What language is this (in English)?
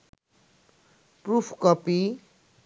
Bangla